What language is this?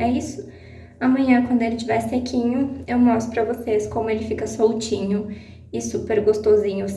Portuguese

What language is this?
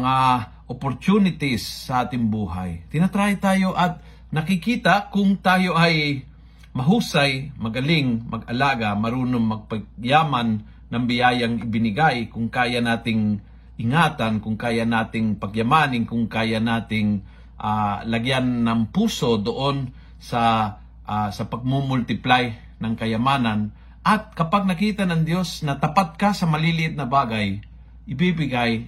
Filipino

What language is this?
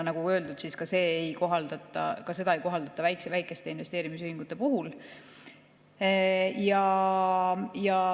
Estonian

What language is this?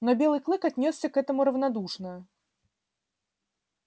Russian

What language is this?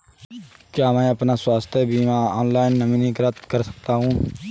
Hindi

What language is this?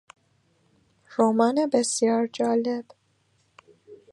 Persian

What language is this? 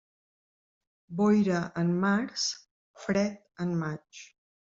Catalan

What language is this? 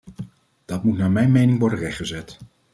Dutch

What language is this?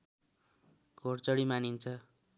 Nepali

